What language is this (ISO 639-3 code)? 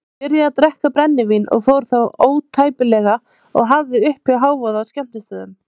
isl